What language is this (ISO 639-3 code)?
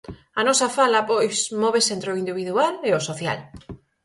glg